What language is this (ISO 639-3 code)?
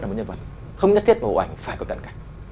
vie